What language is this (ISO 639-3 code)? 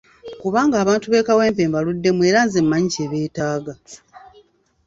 lug